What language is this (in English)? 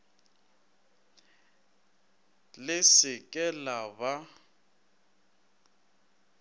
Northern Sotho